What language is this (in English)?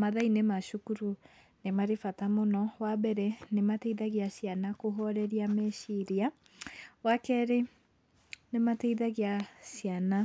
Kikuyu